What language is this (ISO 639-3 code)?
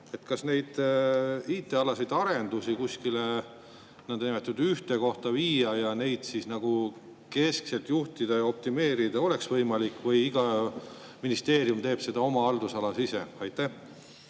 est